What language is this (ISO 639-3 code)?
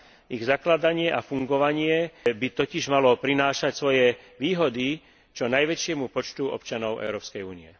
slk